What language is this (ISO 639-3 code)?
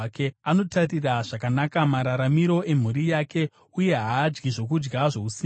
sna